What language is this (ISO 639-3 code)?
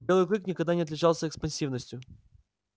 rus